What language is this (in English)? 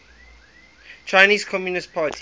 English